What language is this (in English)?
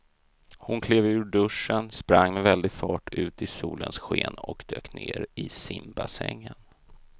Swedish